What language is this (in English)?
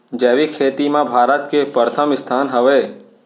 Chhattisgarhi